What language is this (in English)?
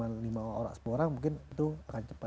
Indonesian